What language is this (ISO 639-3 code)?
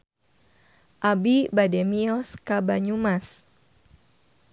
sun